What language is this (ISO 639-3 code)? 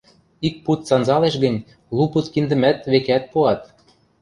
mrj